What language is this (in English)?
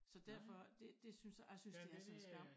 Danish